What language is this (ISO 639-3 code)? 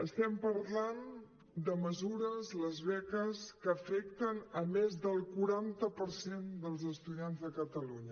cat